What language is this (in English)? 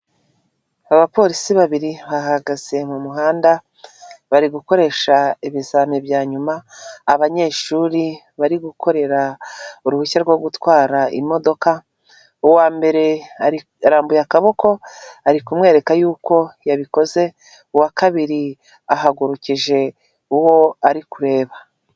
Kinyarwanda